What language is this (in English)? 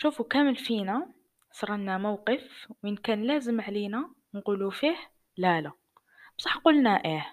Arabic